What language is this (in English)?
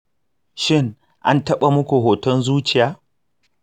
Hausa